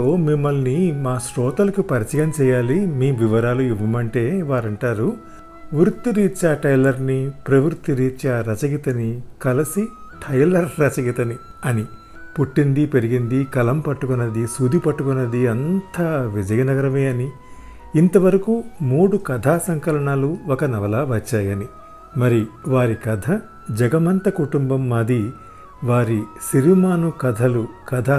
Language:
Telugu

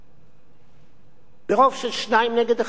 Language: Hebrew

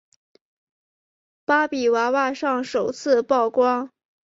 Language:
Chinese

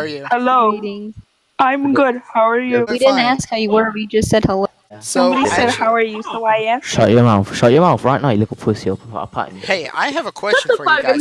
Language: English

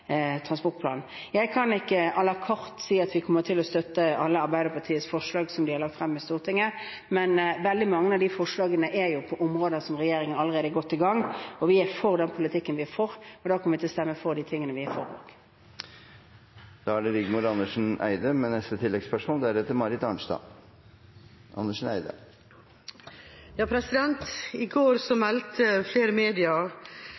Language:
Norwegian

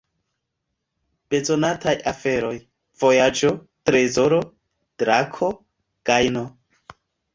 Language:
Esperanto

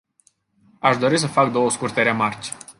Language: Romanian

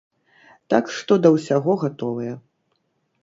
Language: Belarusian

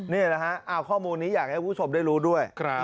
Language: Thai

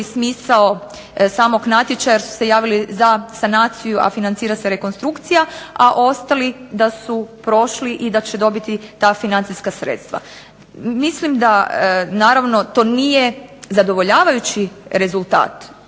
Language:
Croatian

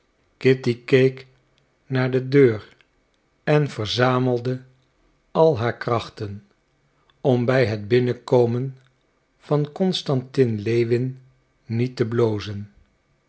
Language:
Dutch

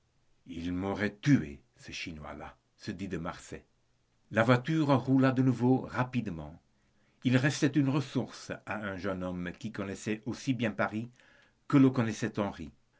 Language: French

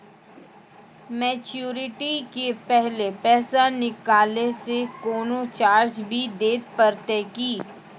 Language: Maithili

